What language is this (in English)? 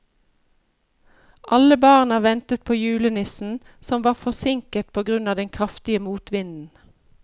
Norwegian